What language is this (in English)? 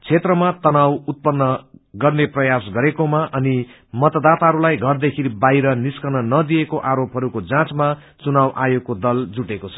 Nepali